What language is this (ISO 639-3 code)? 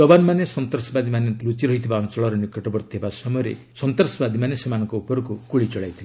ori